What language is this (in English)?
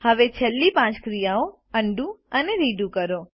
Gujarati